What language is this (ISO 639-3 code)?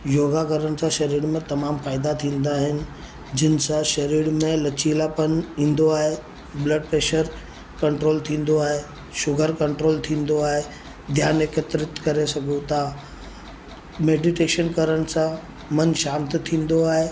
snd